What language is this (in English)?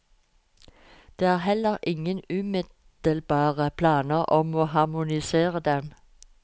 Norwegian